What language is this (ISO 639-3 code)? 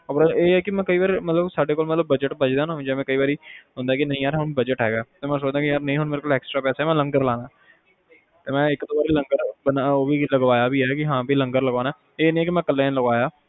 pan